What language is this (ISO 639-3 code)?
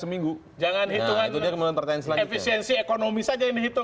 ind